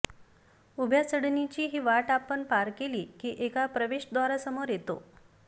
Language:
Marathi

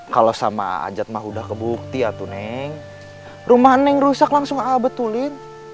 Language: Indonesian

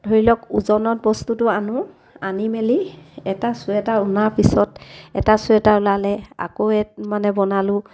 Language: Assamese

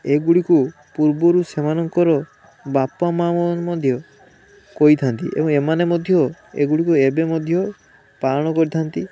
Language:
Odia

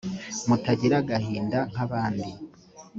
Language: Kinyarwanda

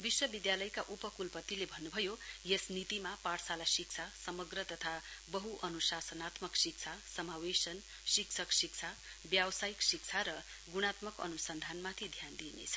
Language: Nepali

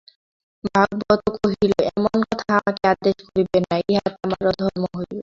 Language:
Bangla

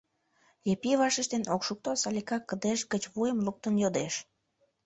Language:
Mari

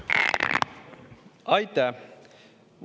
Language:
Estonian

